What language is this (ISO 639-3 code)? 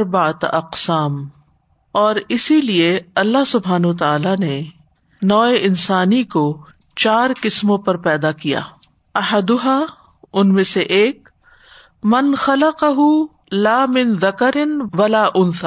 urd